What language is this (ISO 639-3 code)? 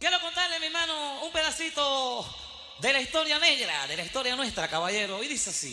spa